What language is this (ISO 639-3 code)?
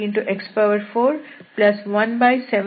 kan